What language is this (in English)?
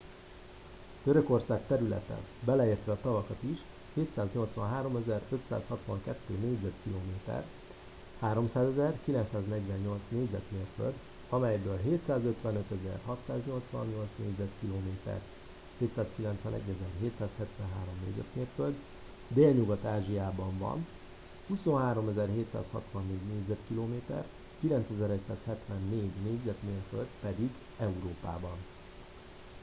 Hungarian